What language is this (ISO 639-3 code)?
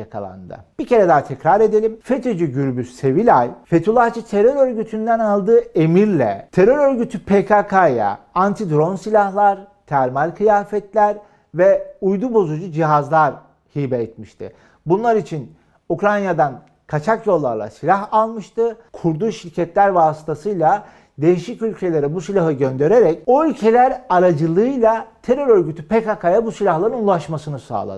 tur